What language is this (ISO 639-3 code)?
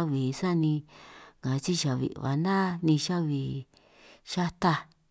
trq